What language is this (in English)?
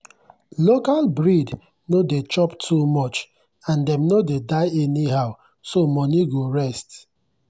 Nigerian Pidgin